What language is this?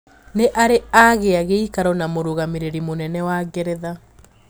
Kikuyu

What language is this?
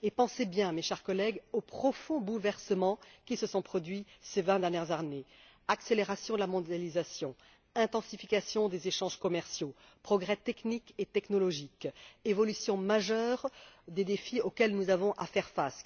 French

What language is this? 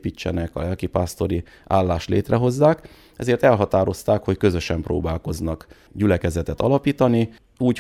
Hungarian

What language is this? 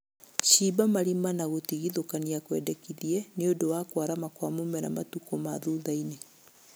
Kikuyu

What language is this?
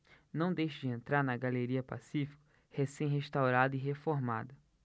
Portuguese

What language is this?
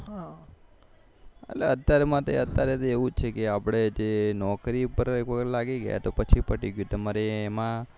Gujarati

